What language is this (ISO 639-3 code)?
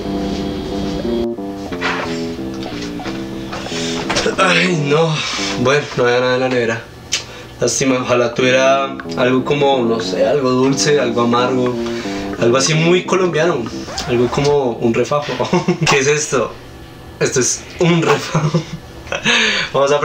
spa